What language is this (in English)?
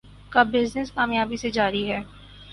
Urdu